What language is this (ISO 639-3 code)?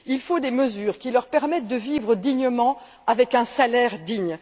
fra